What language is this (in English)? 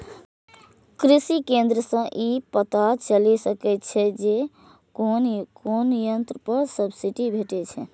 Maithili